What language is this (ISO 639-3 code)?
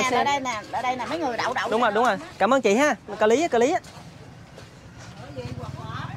vie